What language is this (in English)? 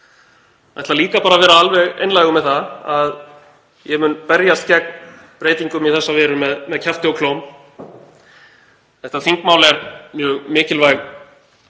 Icelandic